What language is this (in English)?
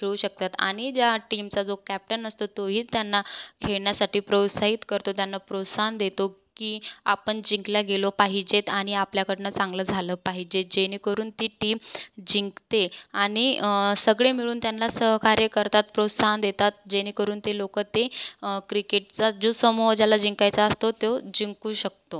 Marathi